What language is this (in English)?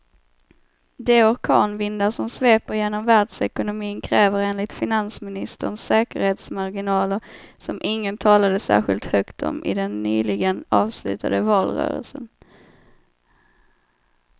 Swedish